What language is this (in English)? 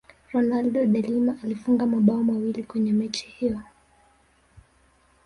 Swahili